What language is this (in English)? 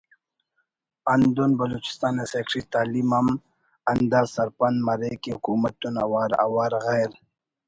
Brahui